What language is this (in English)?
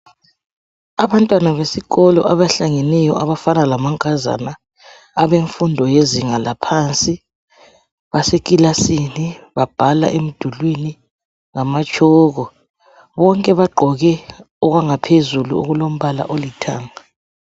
North Ndebele